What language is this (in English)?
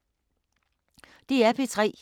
Danish